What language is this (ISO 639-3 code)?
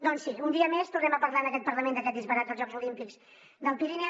cat